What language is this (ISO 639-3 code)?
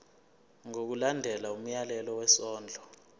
zul